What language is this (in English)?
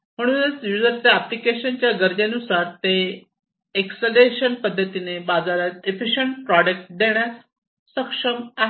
Marathi